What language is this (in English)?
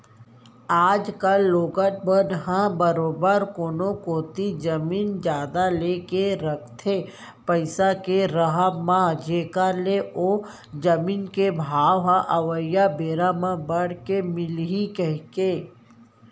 Chhattisgarhi